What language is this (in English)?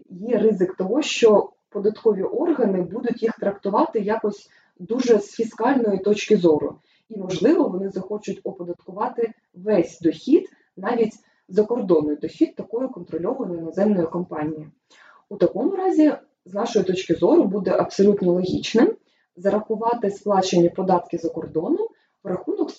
Ukrainian